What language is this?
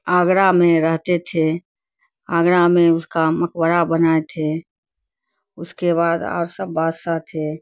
Urdu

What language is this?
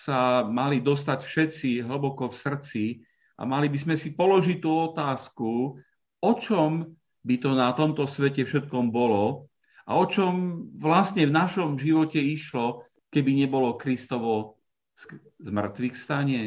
Slovak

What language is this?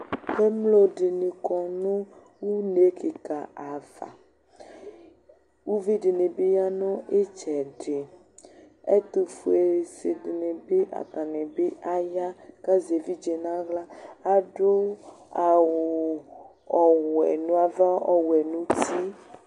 Ikposo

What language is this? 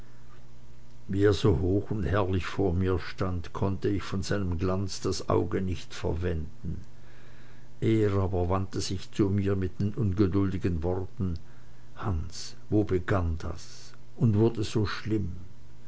German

